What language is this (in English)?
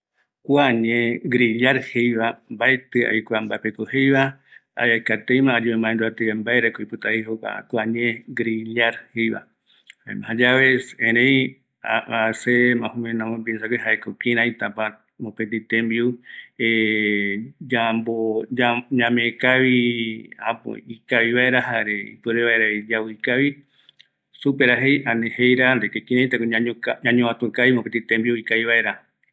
Eastern Bolivian Guaraní